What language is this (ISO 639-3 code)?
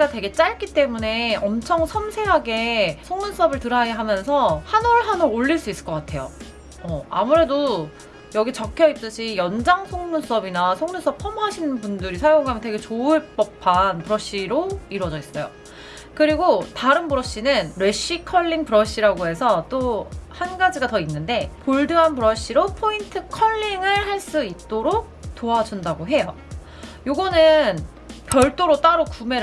kor